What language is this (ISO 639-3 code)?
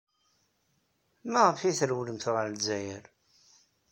kab